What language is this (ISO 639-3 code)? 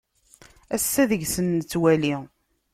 kab